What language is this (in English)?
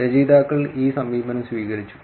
Malayalam